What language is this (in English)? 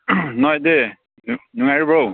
Manipuri